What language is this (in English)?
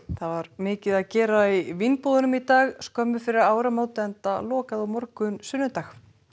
Icelandic